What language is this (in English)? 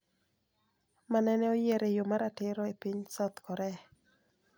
Luo (Kenya and Tanzania)